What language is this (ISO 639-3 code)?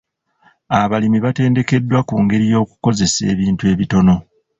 lug